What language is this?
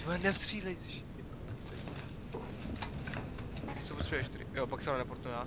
Czech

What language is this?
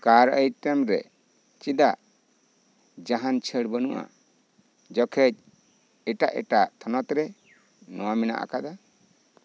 Santali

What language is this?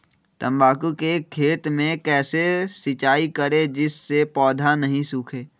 Magahi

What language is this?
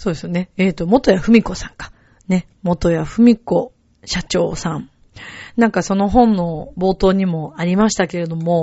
Japanese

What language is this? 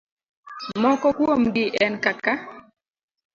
Luo (Kenya and Tanzania)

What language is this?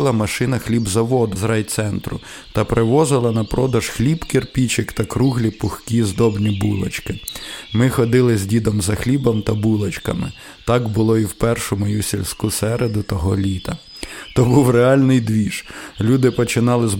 Ukrainian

